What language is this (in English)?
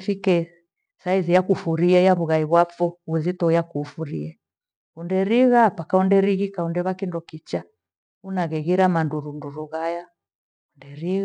Gweno